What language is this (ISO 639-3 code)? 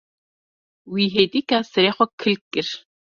kur